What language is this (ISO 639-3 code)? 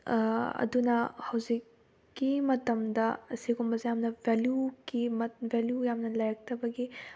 mni